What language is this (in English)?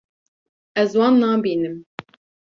Kurdish